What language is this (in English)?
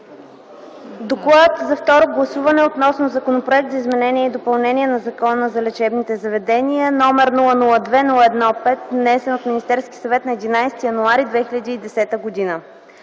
Bulgarian